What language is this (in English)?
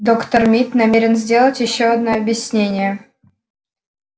Russian